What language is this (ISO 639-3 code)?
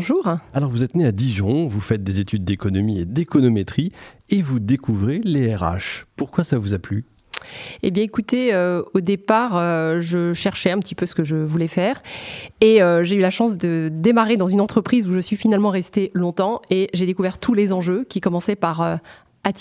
fra